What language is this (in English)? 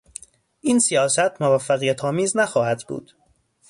Persian